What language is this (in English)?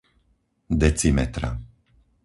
Slovak